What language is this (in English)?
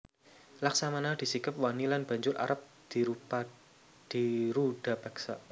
Javanese